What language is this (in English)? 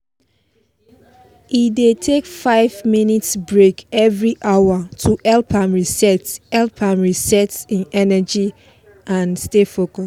Nigerian Pidgin